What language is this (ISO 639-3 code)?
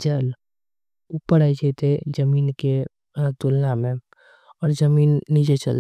anp